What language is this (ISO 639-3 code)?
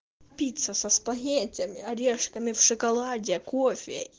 rus